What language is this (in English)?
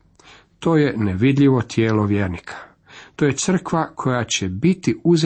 Croatian